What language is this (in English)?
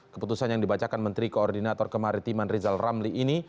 Indonesian